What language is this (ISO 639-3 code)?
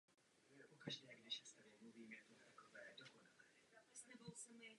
ces